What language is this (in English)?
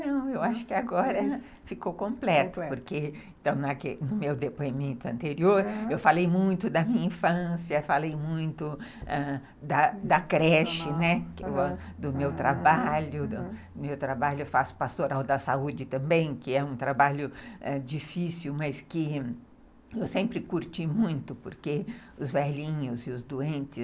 Portuguese